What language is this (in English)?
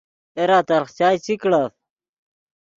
Yidgha